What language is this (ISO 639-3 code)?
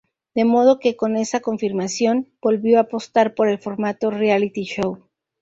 spa